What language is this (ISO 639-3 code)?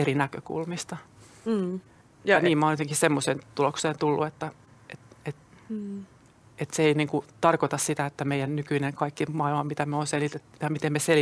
fin